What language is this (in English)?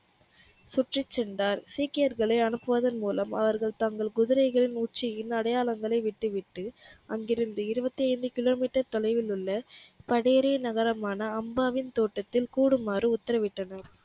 Tamil